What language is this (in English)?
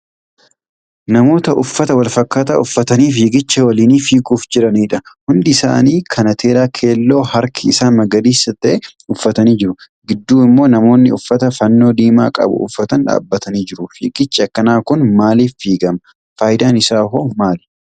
Oromo